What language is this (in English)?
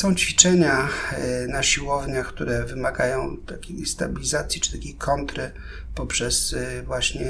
Polish